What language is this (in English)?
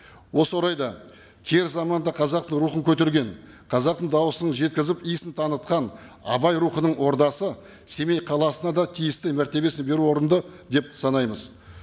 Kazakh